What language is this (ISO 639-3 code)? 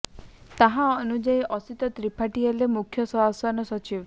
ori